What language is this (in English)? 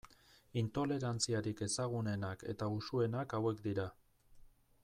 Basque